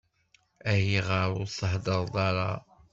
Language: Kabyle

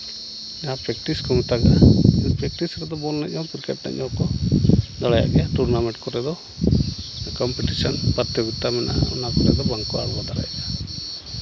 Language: Santali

